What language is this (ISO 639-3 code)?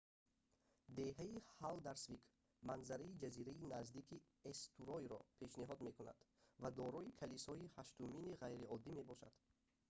tgk